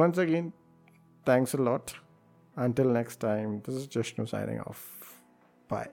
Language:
Malayalam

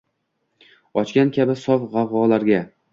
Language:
Uzbek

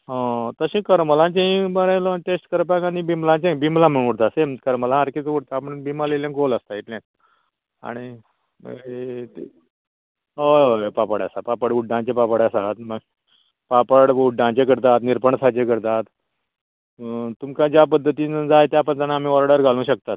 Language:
Konkani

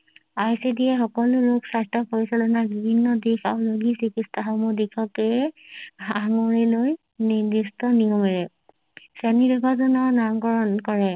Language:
Assamese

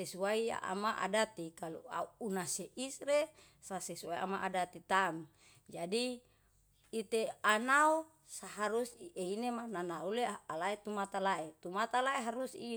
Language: Yalahatan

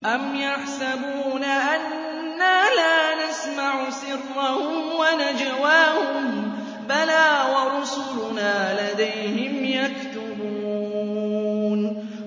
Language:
Arabic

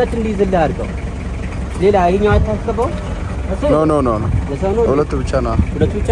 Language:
Arabic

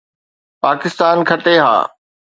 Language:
Sindhi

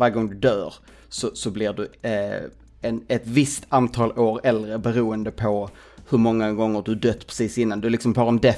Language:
Swedish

